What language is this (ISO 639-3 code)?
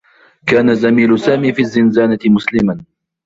ara